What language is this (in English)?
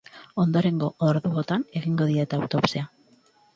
Basque